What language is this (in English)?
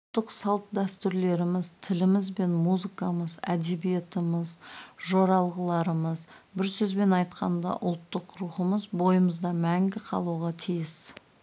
Kazakh